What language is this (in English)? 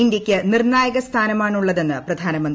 Malayalam